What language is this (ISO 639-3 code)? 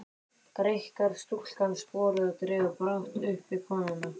isl